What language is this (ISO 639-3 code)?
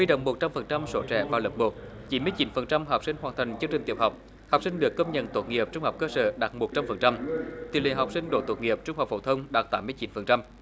vie